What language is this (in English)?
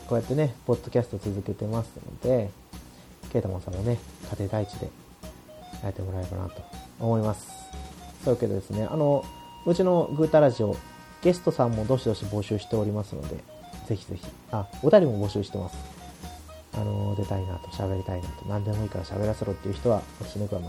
Japanese